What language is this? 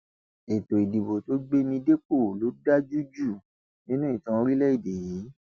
Yoruba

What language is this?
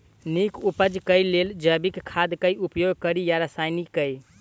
Maithili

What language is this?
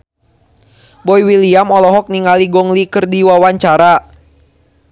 Sundanese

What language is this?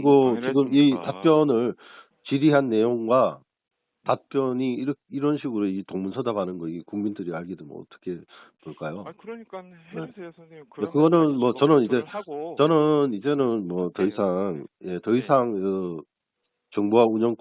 Korean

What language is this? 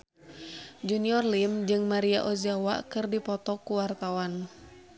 Sundanese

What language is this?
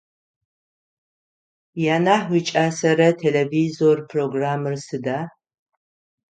Adyghe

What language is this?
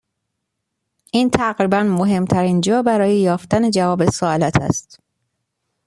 Persian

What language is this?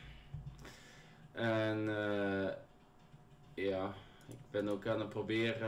Dutch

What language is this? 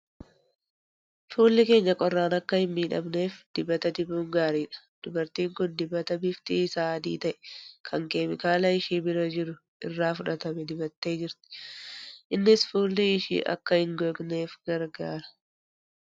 Oromo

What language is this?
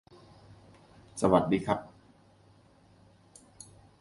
English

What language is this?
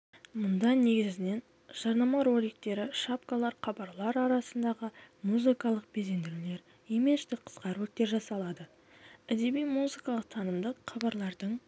Kazakh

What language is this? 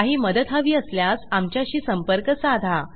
Marathi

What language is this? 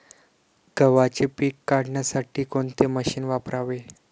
Marathi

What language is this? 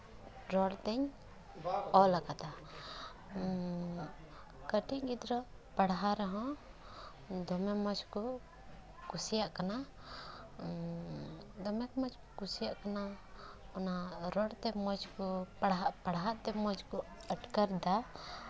Santali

